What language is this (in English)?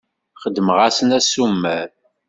Kabyle